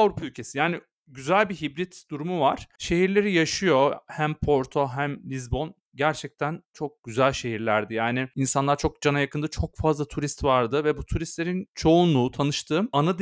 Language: Turkish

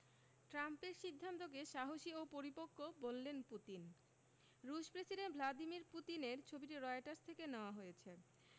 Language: Bangla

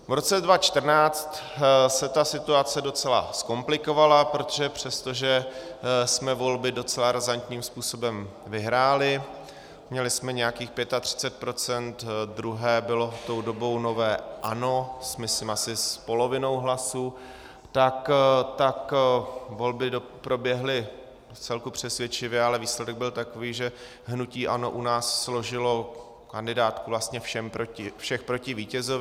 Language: Czech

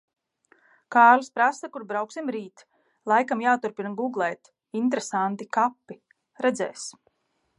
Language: Latvian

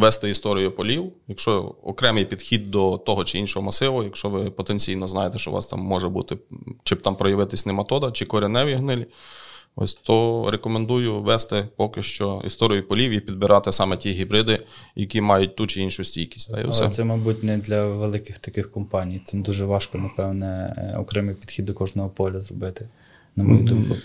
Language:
Ukrainian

